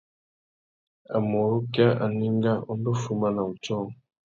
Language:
Tuki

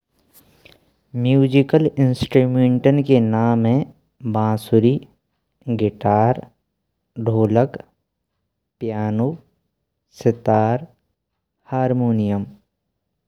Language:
Braj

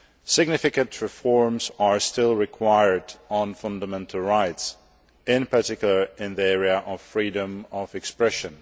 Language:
English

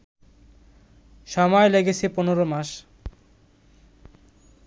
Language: Bangla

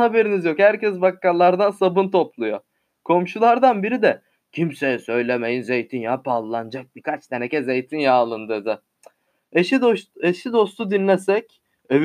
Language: Turkish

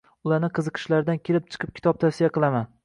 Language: Uzbek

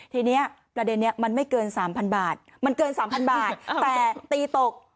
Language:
Thai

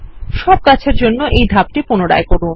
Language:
Bangla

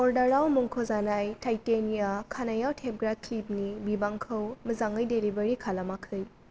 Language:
Bodo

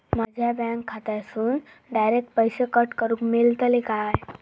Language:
Marathi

